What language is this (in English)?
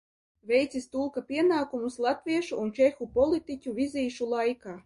Latvian